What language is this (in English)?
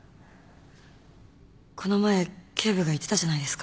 Japanese